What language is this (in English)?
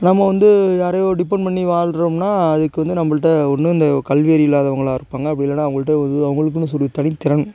Tamil